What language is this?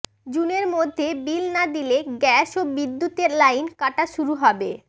Bangla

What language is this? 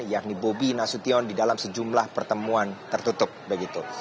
Indonesian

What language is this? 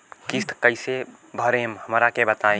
Bhojpuri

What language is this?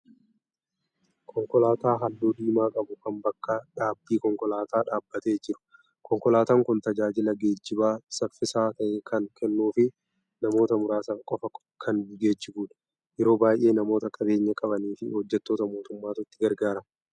Oromo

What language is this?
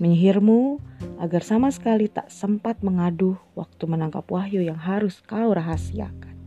Indonesian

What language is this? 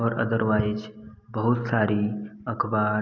Hindi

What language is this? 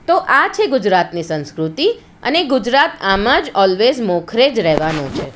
Gujarati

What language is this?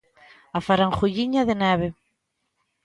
Galician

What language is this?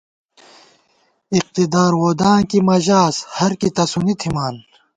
Gawar-Bati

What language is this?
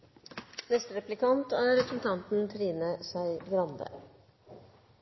Norwegian Bokmål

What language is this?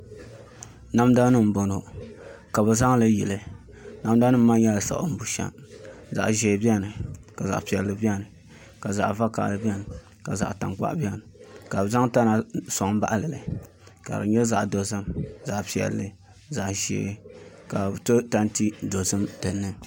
Dagbani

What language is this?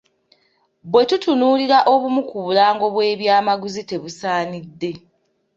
Ganda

